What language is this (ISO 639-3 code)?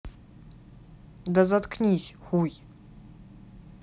rus